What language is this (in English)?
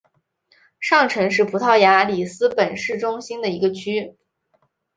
Chinese